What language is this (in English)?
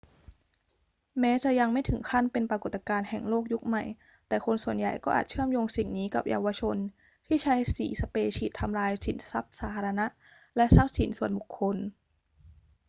Thai